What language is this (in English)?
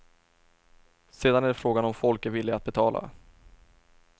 Swedish